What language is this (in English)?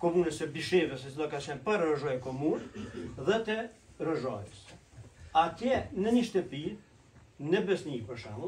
Romanian